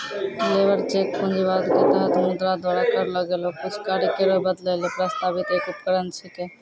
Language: Maithili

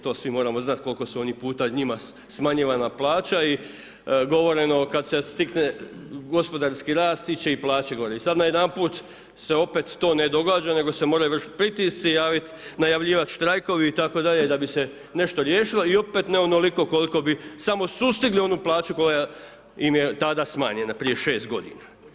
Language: Croatian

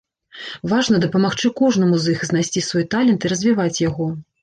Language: Belarusian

